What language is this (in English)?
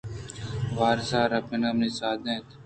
Eastern Balochi